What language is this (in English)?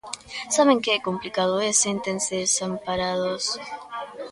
Galician